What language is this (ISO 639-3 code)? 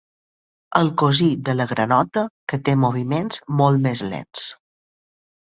cat